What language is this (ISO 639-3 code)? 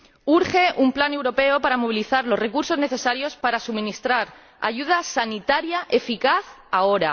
spa